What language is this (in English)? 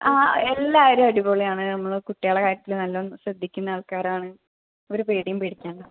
Malayalam